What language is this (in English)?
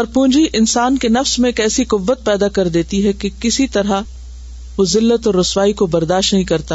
Urdu